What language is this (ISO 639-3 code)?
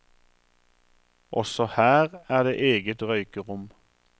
nor